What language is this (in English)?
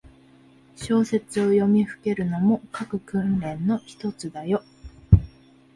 Japanese